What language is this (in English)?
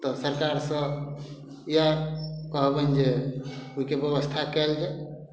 Maithili